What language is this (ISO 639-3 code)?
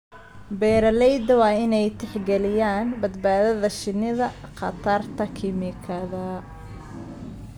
som